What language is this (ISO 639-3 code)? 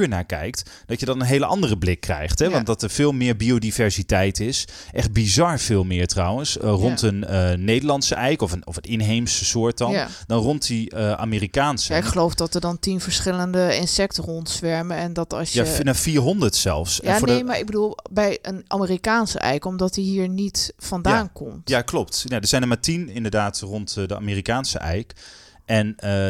nld